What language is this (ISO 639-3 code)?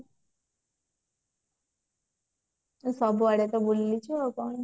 ori